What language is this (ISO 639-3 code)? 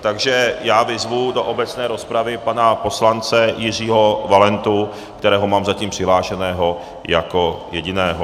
ces